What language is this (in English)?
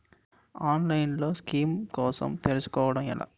Telugu